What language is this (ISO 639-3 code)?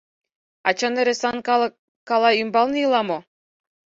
chm